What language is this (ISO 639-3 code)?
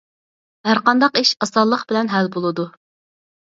uig